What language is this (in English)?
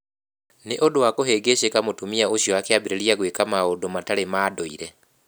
Kikuyu